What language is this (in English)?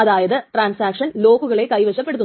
Malayalam